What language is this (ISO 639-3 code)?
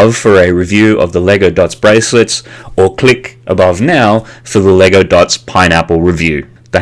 eng